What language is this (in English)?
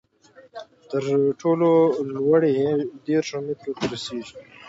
Pashto